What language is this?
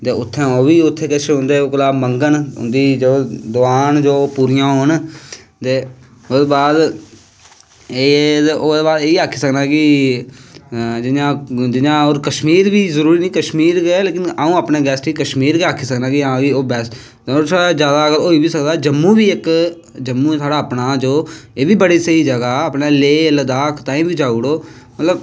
Dogri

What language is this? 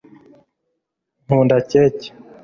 Kinyarwanda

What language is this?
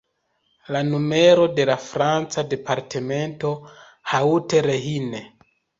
Esperanto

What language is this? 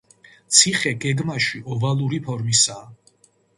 Georgian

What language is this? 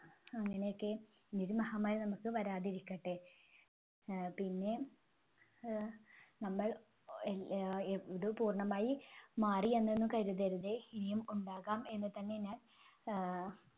Malayalam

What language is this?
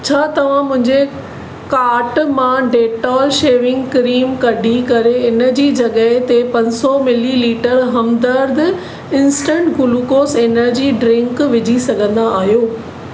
Sindhi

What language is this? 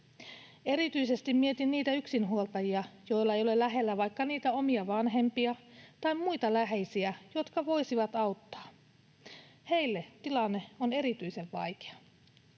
Finnish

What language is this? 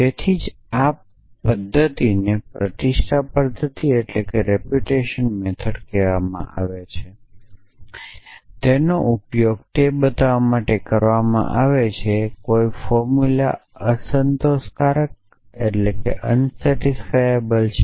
Gujarati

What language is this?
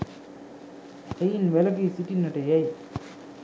Sinhala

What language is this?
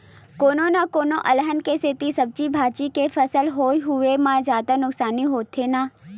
Chhattisgarhi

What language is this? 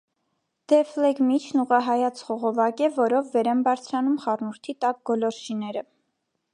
Armenian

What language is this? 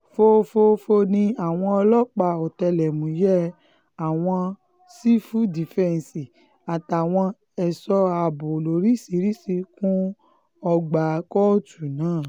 Yoruba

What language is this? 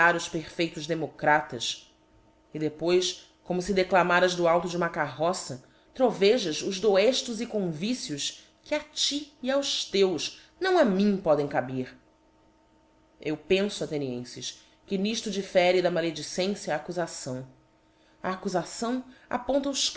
Portuguese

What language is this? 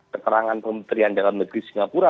Indonesian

